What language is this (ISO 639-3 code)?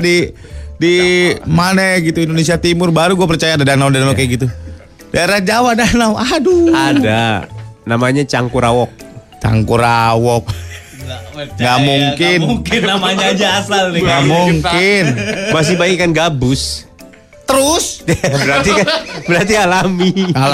ind